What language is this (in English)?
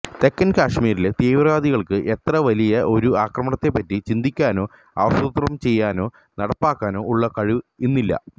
Malayalam